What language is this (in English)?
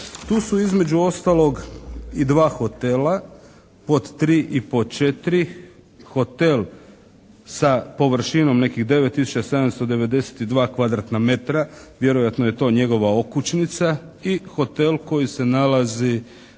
Croatian